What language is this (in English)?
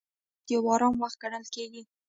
Pashto